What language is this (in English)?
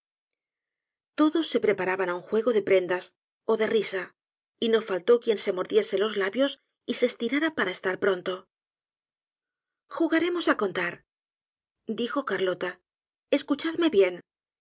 Spanish